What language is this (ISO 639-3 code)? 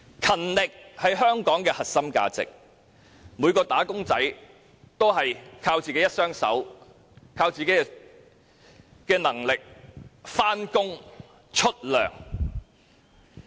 yue